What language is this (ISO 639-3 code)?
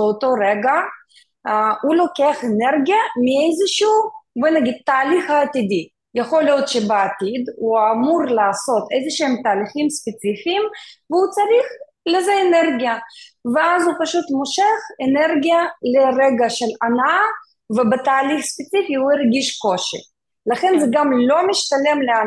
heb